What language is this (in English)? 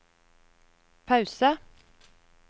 Norwegian